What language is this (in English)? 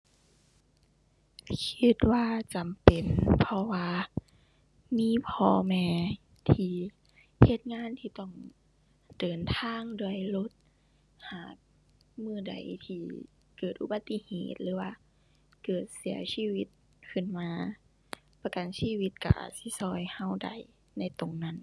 Thai